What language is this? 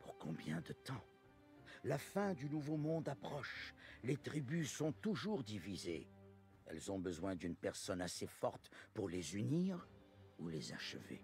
French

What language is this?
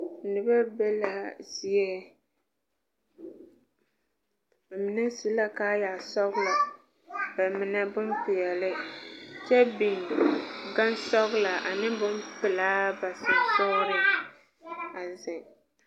Southern Dagaare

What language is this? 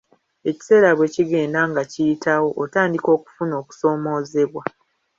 Ganda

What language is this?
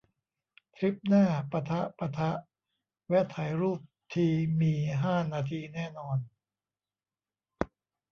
Thai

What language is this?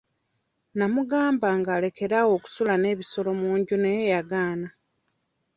Ganda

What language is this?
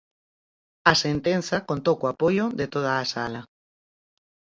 Galician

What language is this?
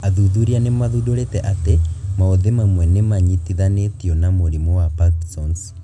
Kikuyu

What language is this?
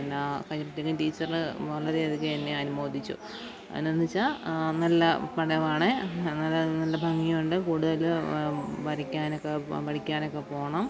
Malayalam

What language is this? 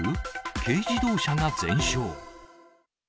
Japanese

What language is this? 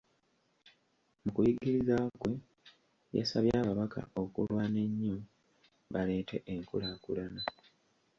Ganda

